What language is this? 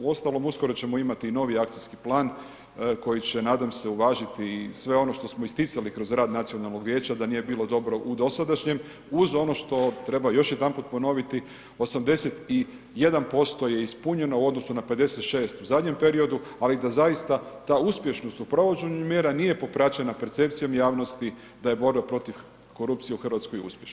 Croatian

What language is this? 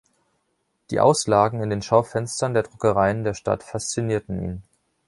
German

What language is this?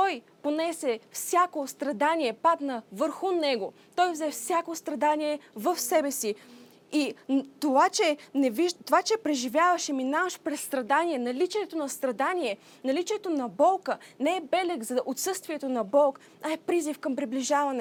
Bulgarian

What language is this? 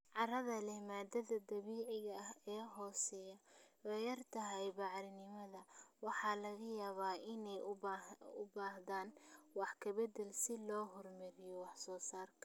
Somali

